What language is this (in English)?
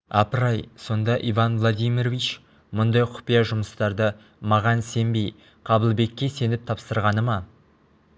Kazakh